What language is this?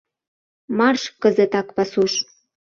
Mari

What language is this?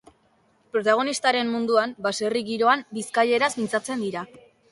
Basque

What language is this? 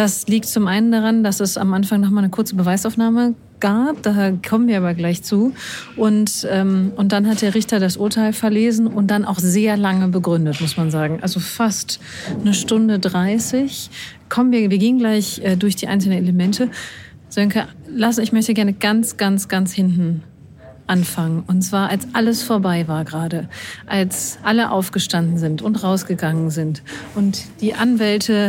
German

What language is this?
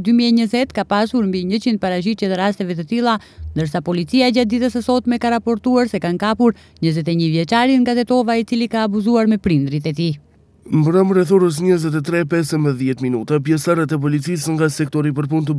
Romanian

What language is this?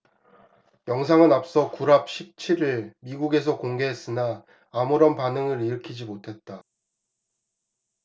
Korean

